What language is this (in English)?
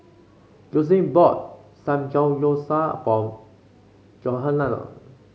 English